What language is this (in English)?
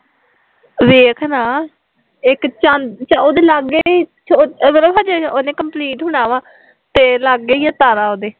Punjabi